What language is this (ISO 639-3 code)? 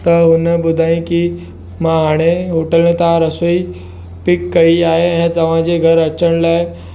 snd